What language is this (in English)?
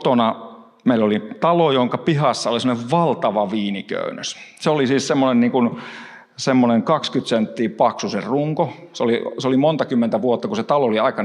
Finnish